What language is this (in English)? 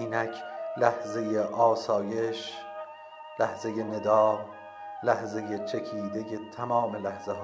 Persian